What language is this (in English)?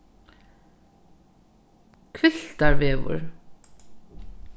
Faroese